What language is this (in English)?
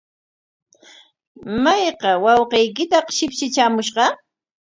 Corongo Ancash Quechua